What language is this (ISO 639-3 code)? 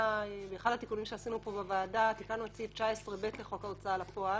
heb